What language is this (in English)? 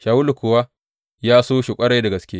Hausa